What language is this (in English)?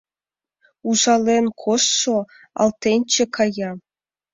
Mari